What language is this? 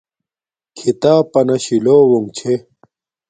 Domaaki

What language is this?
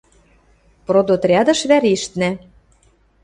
Western Mari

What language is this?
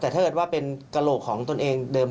Thai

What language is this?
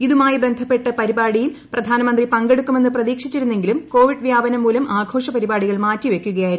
Malayalam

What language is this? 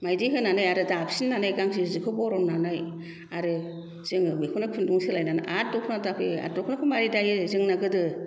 Bodo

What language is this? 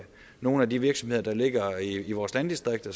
Danish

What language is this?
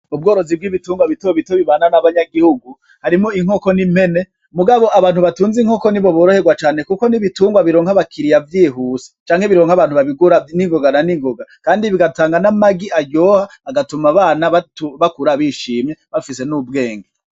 Rundi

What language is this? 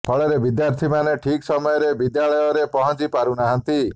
Odia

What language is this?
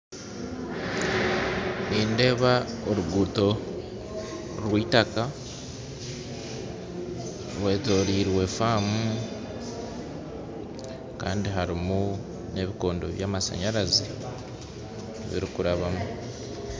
Nyankole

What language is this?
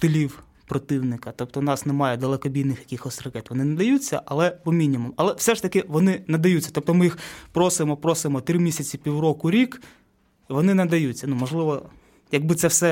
Ukrainian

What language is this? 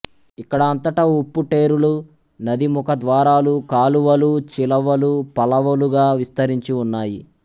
Telugu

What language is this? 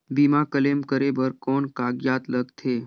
Chhattisgarhi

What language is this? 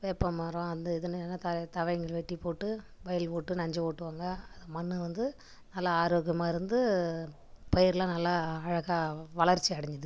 Tamil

